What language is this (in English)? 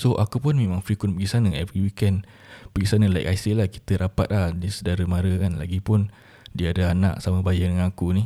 Malay